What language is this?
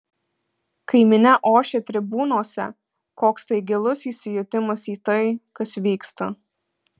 Lithuanian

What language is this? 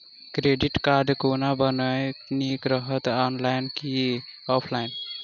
Maithili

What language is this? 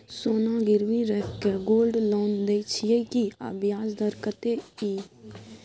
Maithili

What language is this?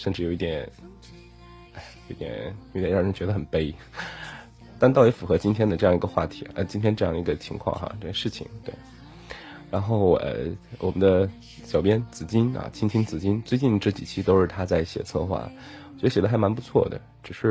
Chinese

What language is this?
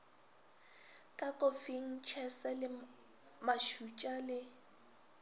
Northern Sotho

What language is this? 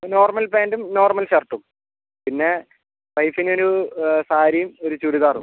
Malayalam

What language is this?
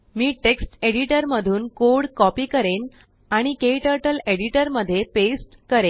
Marathi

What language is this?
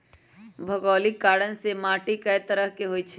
Magahi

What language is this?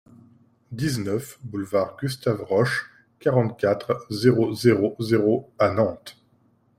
French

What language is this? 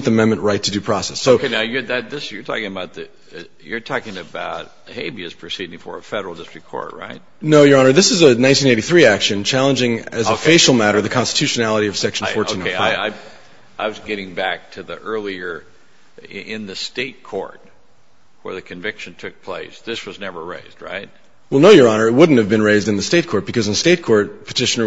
English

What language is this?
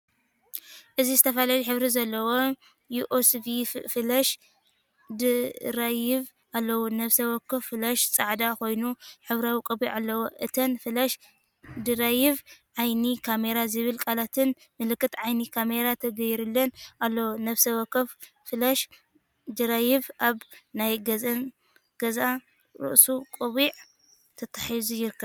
Tigrinya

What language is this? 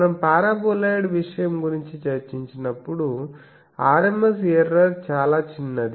Telugu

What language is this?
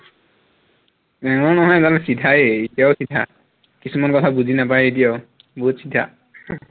Assamese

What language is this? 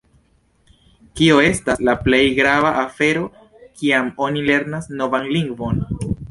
Esperanto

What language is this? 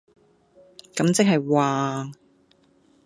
Cantonese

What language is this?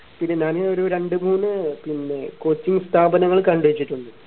Malayalam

